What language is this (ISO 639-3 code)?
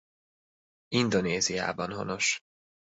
hun